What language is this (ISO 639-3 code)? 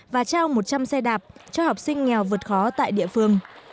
vie